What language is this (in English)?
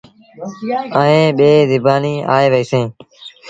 Sindhi Bhil